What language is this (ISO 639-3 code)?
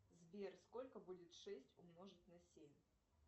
rus